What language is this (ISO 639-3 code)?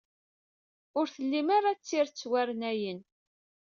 kab